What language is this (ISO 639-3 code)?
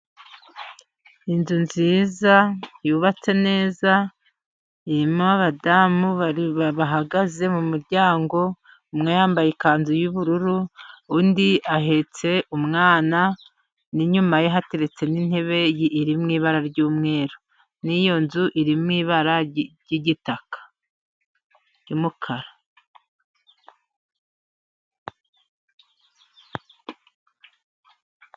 kin